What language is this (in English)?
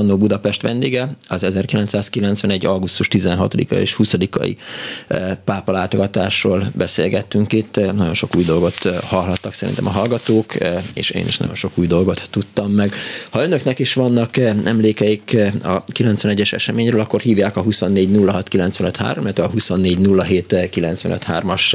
Hungarian